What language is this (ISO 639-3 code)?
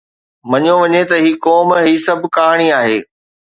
snd